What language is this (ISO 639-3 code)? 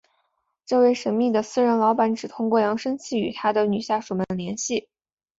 zho